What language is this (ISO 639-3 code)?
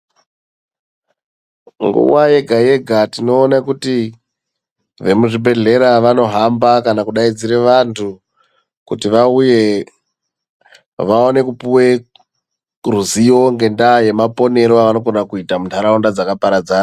ndc